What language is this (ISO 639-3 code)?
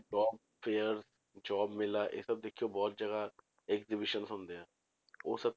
pan